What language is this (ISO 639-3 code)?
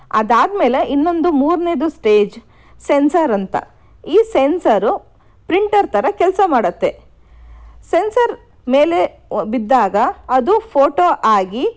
kan